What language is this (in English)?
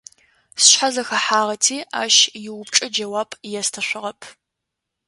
Adyghe